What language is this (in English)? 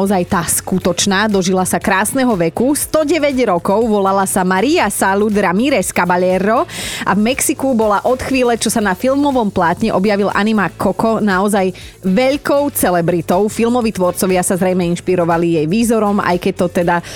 Slovak